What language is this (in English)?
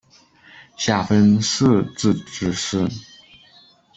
Chinese